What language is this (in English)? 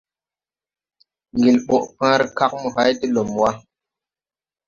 Tupuri